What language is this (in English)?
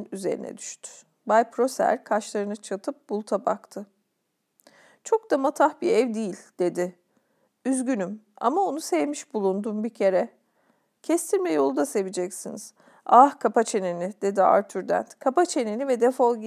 Turkish